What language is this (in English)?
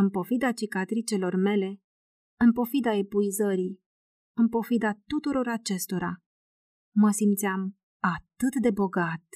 Romanian